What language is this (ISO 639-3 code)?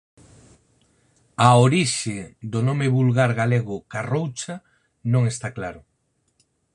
glg